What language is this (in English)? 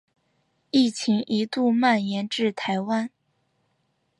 Chinese